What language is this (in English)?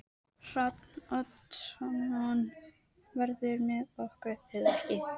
Icelandic